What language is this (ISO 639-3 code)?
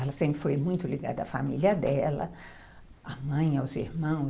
por